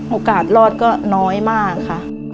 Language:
Thai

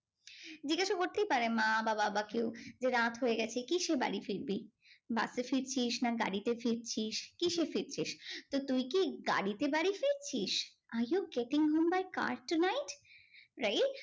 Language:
Bangla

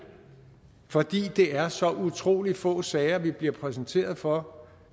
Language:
Danish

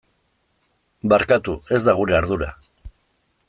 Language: Basque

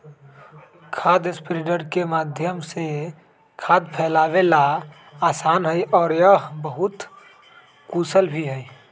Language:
Magahi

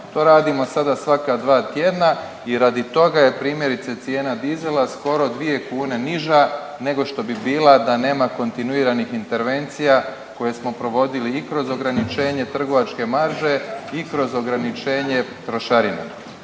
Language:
Croatian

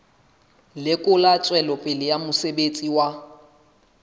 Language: Southern Sotho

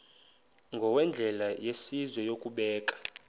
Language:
Xhosa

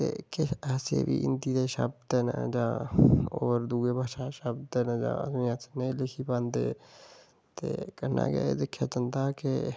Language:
Dogri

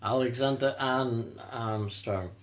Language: English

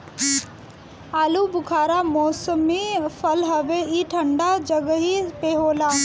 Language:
Bhojpuri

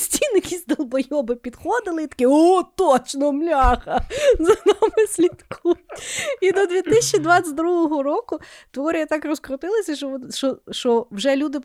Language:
Ukrainian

